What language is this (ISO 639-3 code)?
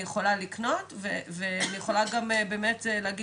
heb